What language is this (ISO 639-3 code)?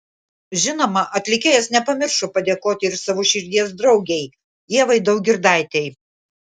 lit